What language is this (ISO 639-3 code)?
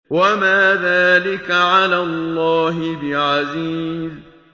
ara